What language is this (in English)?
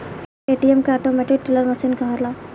Bhojpuri